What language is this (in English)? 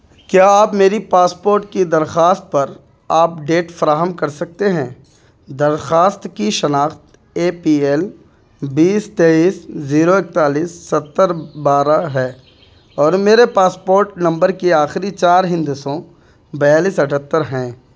Urdu